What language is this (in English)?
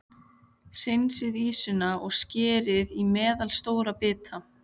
Icelandic